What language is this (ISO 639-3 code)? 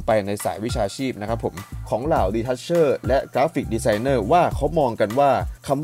tha